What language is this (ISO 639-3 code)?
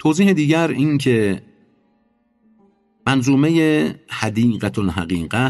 fas